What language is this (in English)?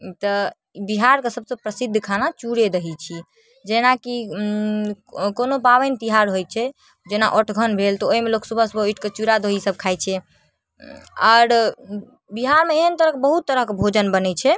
Maithili